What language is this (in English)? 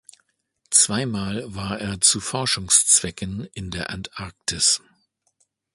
German